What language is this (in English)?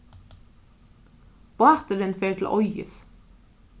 Faroese